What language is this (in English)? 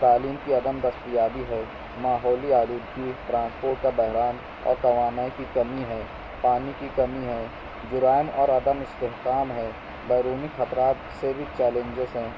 Urdu